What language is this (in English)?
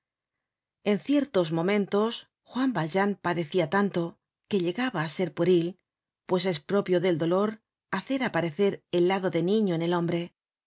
Spanish